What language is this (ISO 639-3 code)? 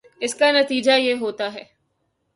urd